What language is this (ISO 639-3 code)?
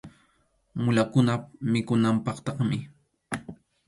qxu